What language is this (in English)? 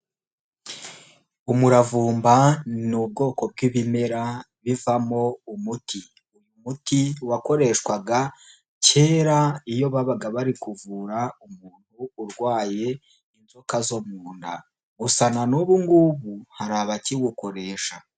Kinyarwanda